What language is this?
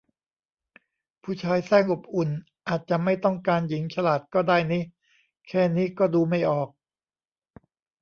Thai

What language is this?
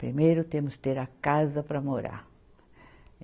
Portuguese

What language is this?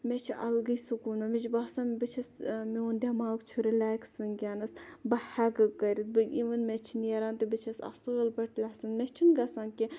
Kashmiri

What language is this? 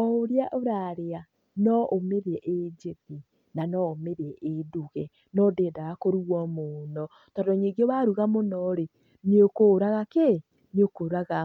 Kikuyu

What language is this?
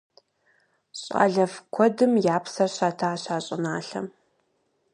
Kabardian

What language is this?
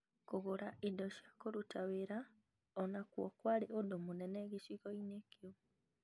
Kikuyu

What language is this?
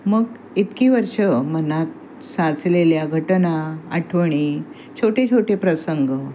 Marathi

